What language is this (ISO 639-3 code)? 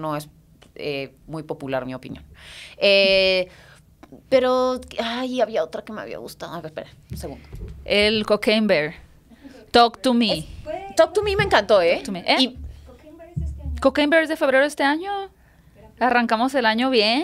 spa